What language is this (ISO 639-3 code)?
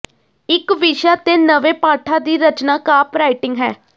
pan